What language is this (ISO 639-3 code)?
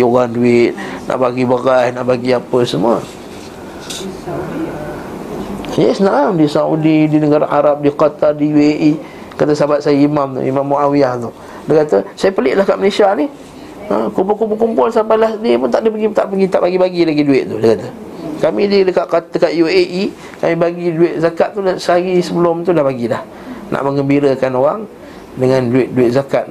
msa